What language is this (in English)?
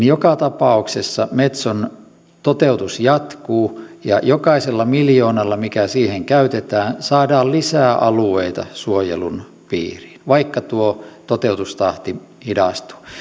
Finnish